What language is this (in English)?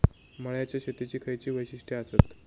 Marathi